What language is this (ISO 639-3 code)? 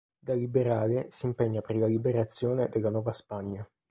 ita